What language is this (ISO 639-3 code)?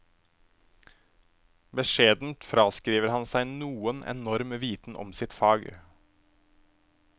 nor